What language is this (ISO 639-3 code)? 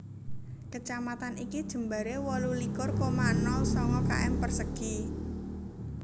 jav